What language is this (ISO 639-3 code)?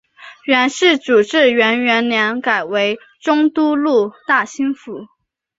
zho